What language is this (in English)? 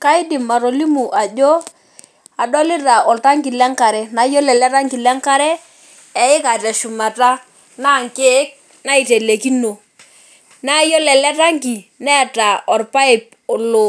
Masai